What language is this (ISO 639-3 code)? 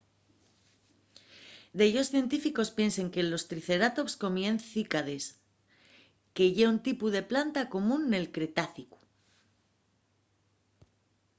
ast